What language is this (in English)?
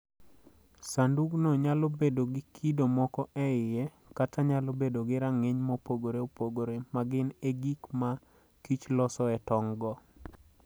Luo (Kenya and Tanzania)